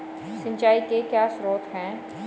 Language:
Hindi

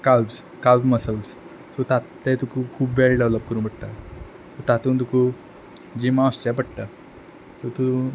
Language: Konkani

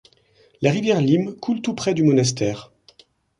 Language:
French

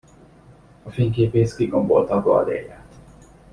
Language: Hungarian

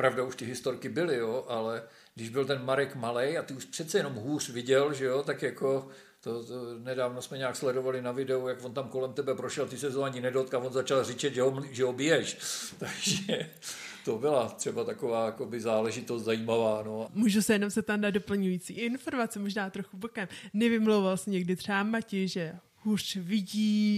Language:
Czech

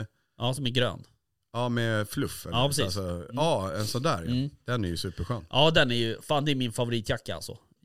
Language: Swedish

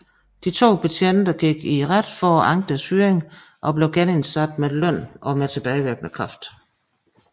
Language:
Danish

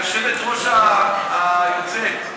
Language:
Hebrew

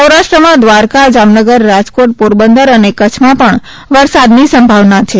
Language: Gujarati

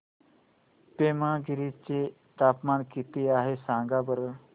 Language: Marathi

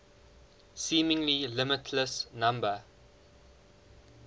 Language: English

